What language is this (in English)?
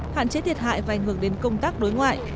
Vietnamese